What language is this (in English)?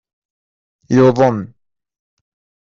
Kabyle